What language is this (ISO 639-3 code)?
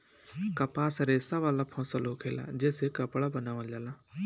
bho